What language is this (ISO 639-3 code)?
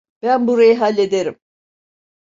tur